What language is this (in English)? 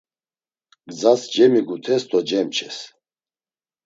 Laz